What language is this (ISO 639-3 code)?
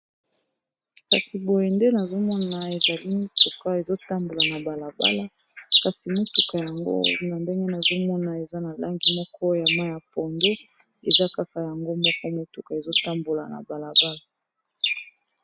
lin